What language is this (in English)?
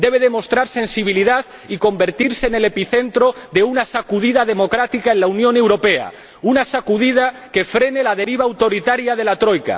Spanish